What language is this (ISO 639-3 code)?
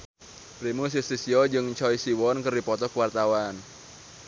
sun